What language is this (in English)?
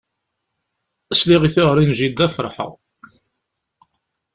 Kabyle